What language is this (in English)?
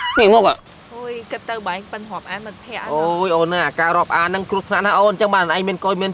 Vietnamese